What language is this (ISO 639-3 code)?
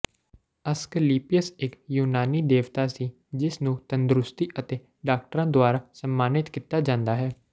pan